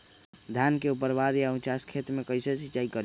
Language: Magahi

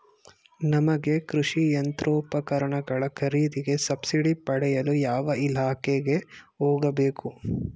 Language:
Kannada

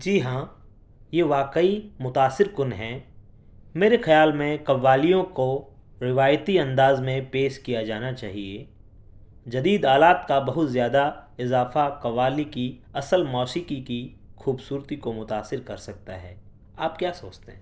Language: Urdu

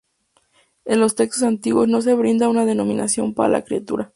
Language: Spanish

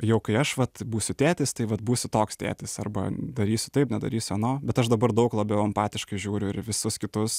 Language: Lithuanian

